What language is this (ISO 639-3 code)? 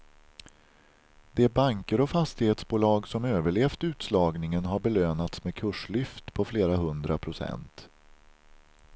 swe